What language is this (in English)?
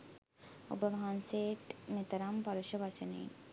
Sinhala